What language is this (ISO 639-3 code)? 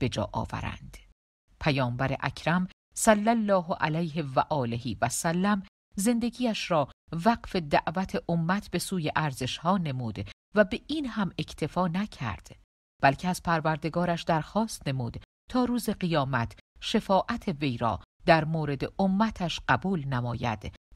fas